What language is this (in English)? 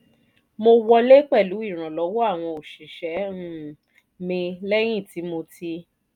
Yoruba